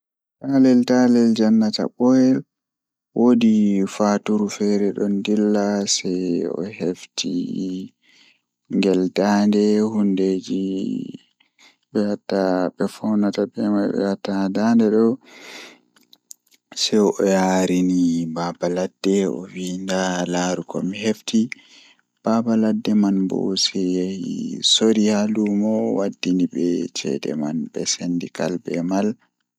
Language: Fula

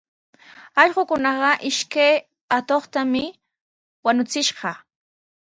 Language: Sihuas Ancash Quechua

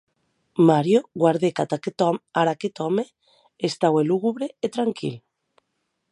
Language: Occitan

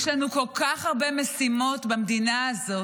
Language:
Hebrew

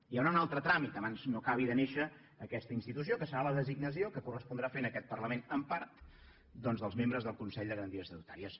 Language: Catalan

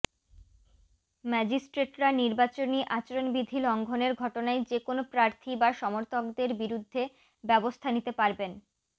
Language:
Bangla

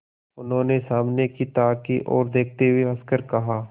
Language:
Hindi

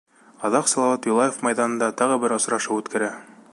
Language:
Bashkir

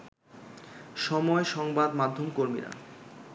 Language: Bangla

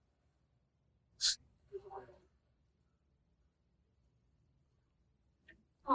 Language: Greek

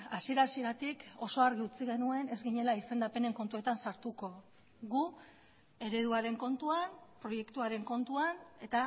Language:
Basque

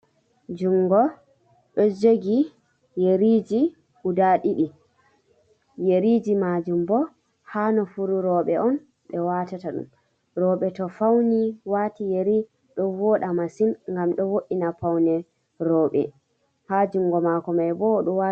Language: Fula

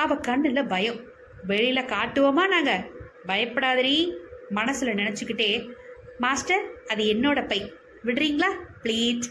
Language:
Tamil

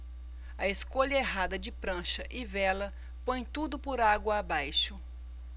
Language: Portuguese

